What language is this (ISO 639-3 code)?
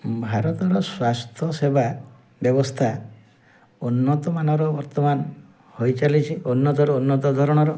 ori